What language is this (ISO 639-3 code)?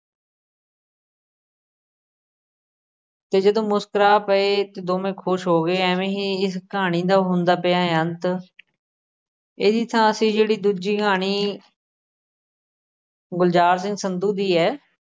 pan